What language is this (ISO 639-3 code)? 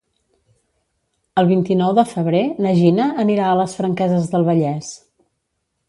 cat